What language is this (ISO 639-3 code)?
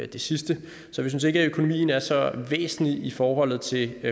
dan